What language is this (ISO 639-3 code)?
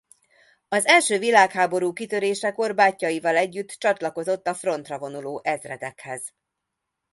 hun